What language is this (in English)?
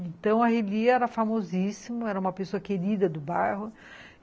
Portuguese